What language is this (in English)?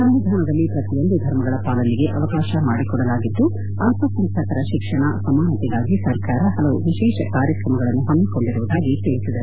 Kannada